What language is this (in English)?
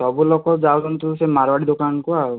Odia